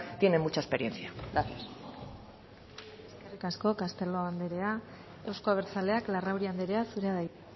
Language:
Basque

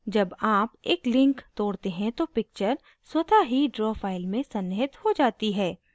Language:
Hindi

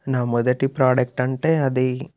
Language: Telugu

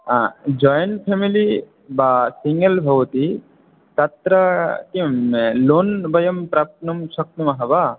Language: Sanskrit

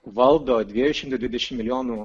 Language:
Lithuanian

